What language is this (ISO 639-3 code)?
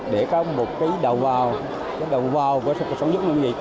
vie